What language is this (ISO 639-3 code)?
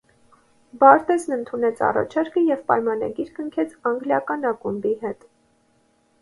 hye